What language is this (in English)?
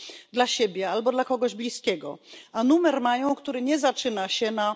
Polish